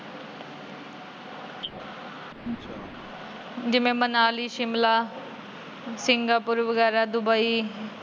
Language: Punjabi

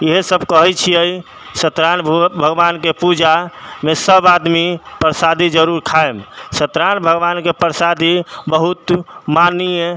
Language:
Maithili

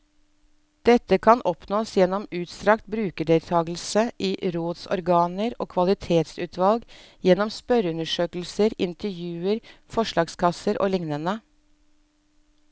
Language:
Norwegian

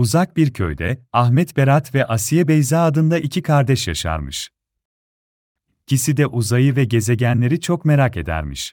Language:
Turkish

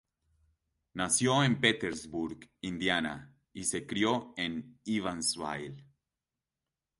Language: Spanish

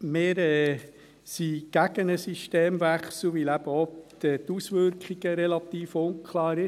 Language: Swiss German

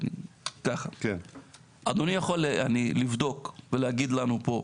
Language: Hebrew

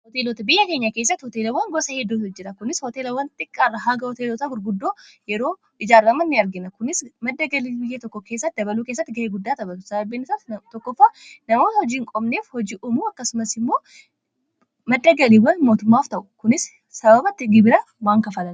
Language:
Oromo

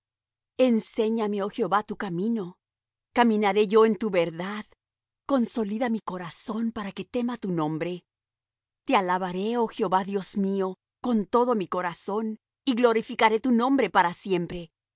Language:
Spanish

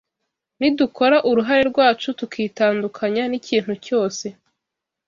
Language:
Kinyarwanda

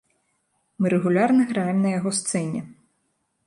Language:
Belarusian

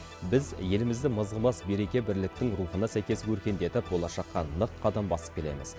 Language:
Kazakh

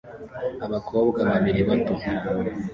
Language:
Kinyarwanda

